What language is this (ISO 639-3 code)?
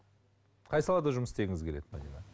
kaz